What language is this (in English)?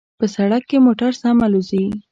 Pashto